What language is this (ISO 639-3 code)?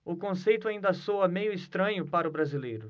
por